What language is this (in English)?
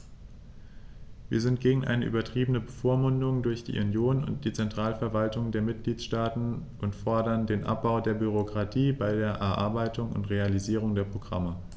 German